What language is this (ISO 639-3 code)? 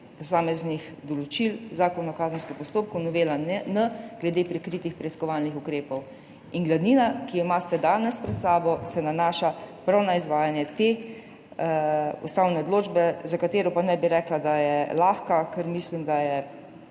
slv